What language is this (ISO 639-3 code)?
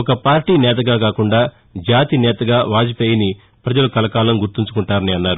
tel